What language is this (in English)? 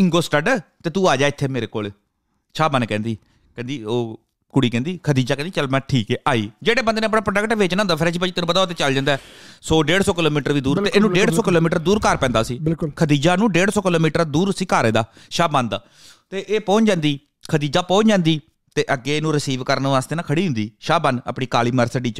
Punjabi